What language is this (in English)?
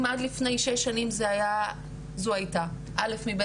Hebrew